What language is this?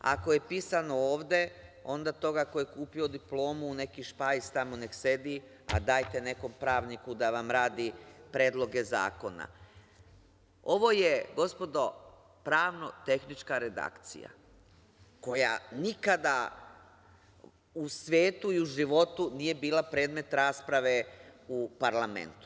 Serbian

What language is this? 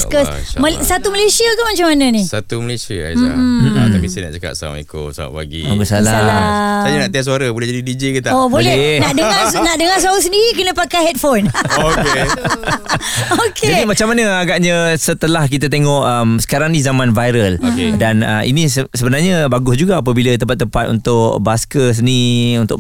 Malay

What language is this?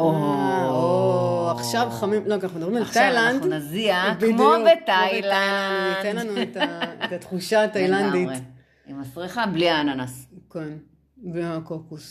Hebrew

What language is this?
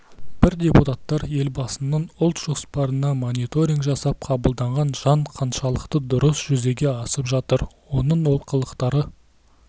Kazakh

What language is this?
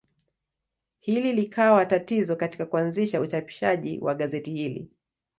Swahili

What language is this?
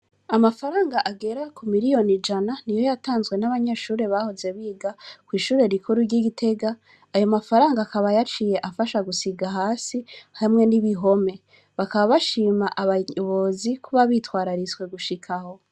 Rundi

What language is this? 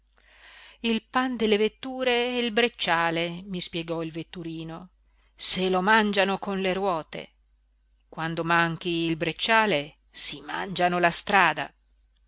Italian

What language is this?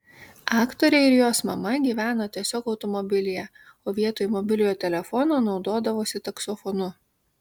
Lithuanian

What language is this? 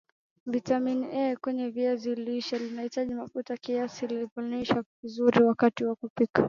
Swahili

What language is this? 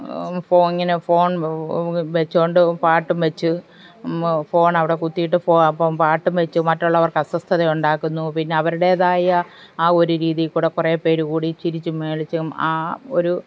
Malayalam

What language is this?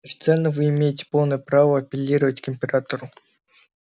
Russian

